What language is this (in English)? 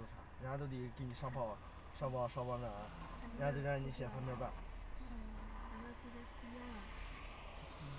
Chinese